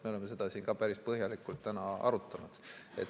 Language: Estonian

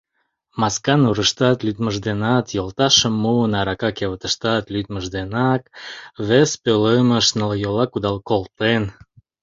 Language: Mari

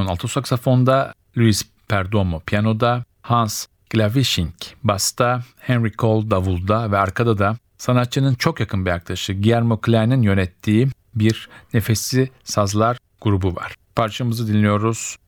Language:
Turkish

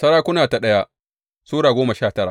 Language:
Hausa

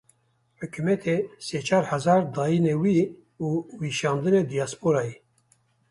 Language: Kurdish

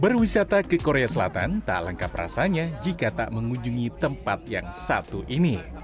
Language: Indonesian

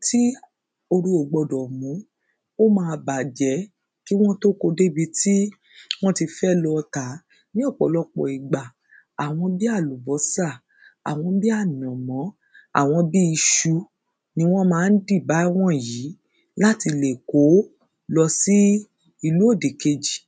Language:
Yoruba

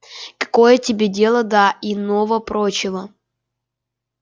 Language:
Russian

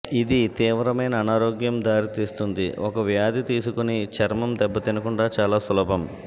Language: Telugu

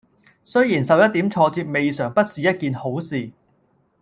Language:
Cantonese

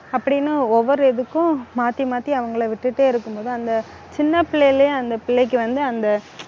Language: Tamil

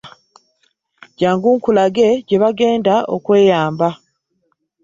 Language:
Ganda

